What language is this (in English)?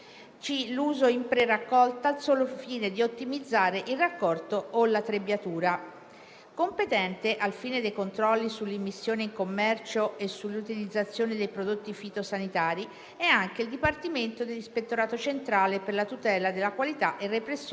Italian